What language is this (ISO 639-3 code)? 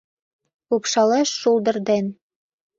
chm